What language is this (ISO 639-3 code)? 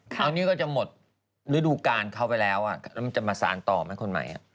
tha